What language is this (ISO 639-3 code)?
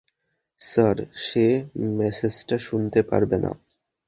ben